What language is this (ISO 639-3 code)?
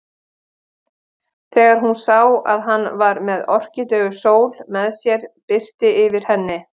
isl